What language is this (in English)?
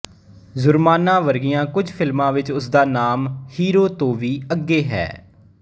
Punjabi